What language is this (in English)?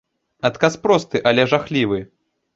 Belarusian